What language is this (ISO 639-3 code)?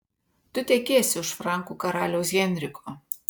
lit